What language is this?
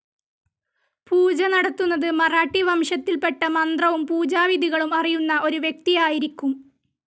Malayalam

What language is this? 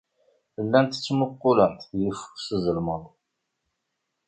Kabyle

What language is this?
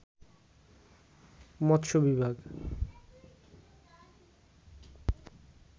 Bangla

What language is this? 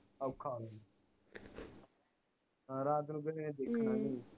Punjabi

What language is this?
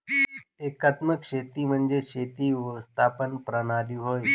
Marathi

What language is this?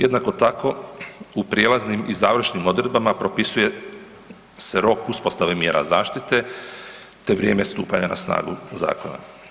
Croatian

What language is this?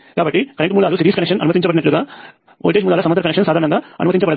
Telugu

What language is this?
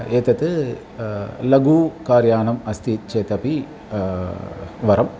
Sanskrit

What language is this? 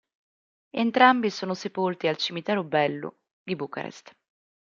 Italian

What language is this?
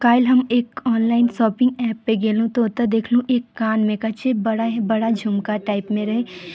Maithili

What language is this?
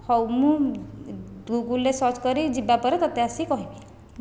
Odia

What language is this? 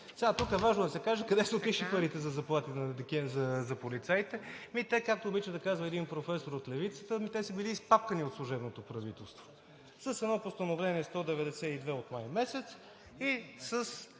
Bulgarian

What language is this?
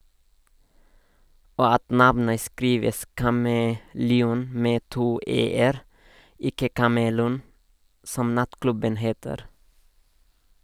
Norwegian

